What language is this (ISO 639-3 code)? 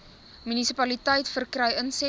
afr